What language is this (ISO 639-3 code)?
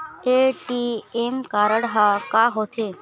hne